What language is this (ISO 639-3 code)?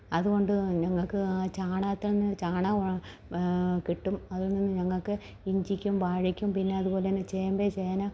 mal